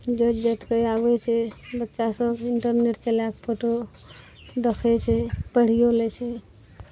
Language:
Maithili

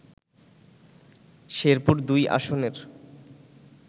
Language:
Bangla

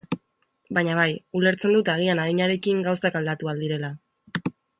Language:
Basque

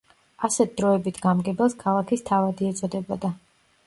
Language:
Georgian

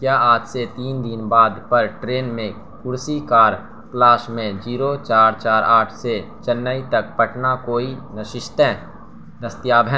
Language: Urdu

